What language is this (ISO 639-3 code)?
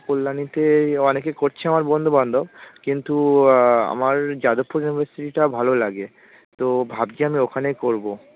ben